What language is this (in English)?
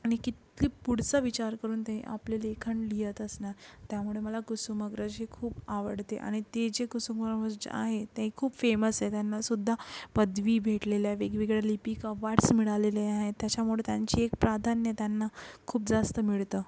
Marathi